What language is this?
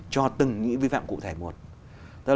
Vietnamese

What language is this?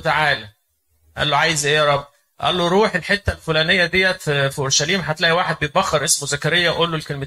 Arabic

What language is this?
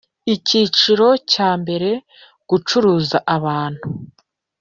Kinyarwanda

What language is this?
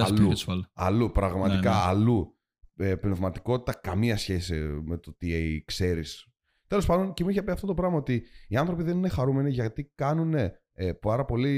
Greek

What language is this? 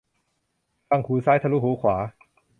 Thai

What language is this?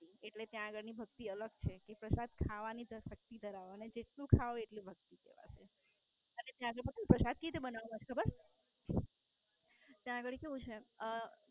Gujarati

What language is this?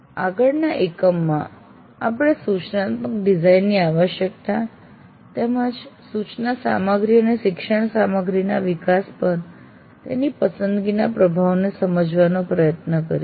Gujarati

